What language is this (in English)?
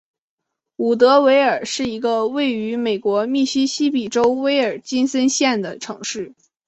Chinese